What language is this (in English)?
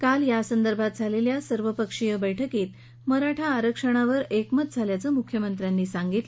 Marathi